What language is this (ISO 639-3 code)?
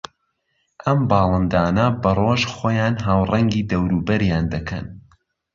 ckb